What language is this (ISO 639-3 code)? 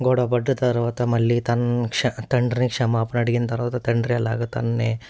tel